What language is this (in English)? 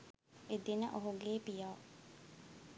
Sinhala